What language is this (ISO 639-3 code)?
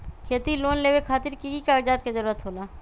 mag